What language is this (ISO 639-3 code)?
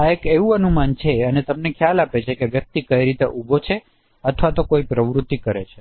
guj